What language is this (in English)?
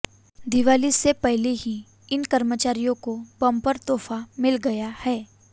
Hindi